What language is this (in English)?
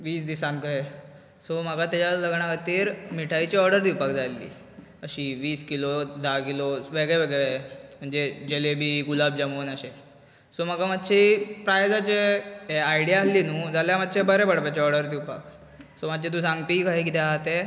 Konkani